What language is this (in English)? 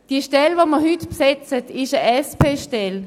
Swiss German